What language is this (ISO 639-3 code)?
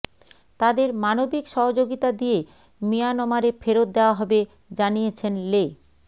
ben